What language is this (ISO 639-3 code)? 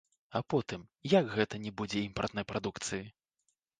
bel